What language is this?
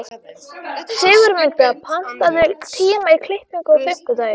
Icelandic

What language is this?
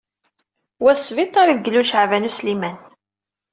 Kabyle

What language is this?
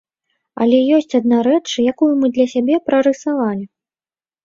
Belarusian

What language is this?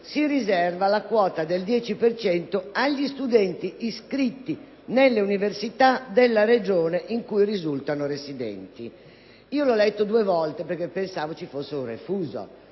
Italian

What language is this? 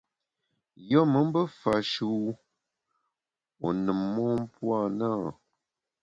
Bamun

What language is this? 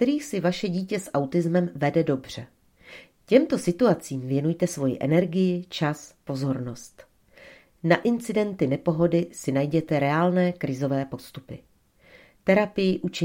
Czech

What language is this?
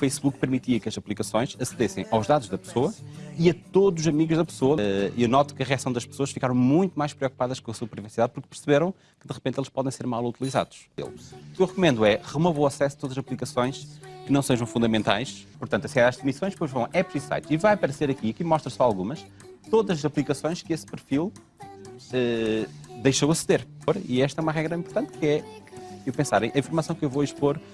Portuguese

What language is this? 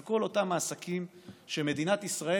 Hebrew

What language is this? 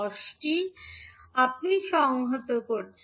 Bangla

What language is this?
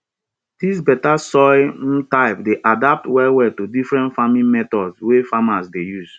Nigerian Pidgin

